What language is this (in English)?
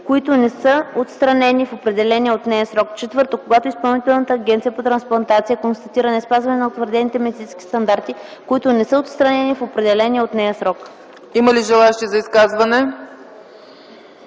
Bulgarian